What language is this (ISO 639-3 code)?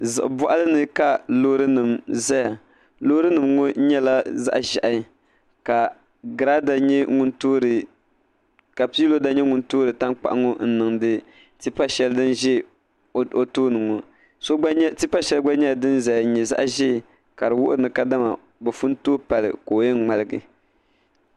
dag